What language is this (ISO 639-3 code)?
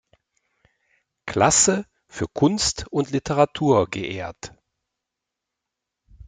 deu